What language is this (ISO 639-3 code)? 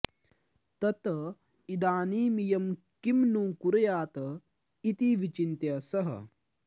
san